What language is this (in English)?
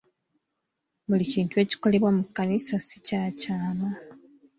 Ganda